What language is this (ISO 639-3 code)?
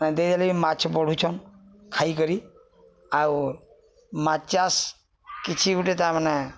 ori